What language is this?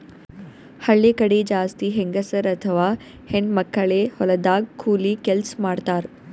Kannada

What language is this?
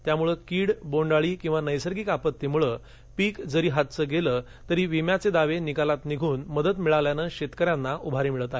Marathi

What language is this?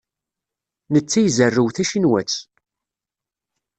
Kabyle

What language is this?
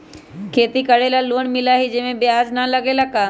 Magahi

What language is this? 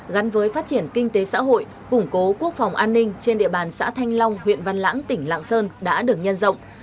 Vietnamese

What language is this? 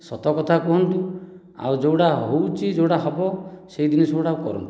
Odia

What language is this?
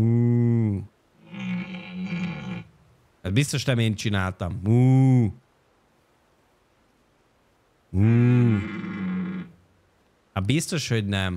Hungarian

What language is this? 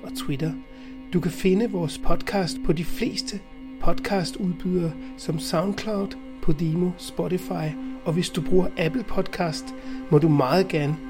Danish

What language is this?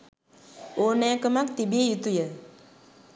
Sinhala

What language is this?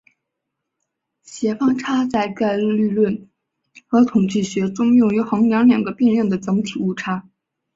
Chinese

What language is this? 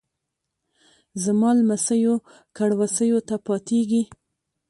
Pashto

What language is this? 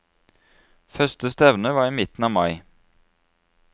Norwegian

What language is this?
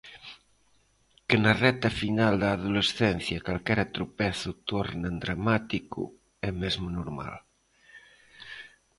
Galician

